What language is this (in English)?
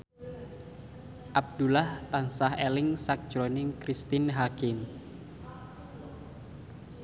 Javanese